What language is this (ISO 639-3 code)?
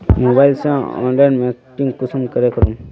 mag